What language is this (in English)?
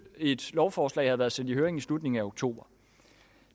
Danish